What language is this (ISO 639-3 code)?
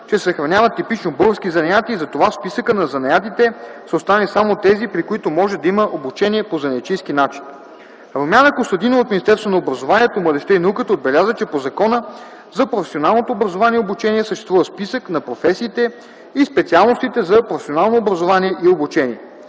bul